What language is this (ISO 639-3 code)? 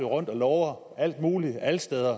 dan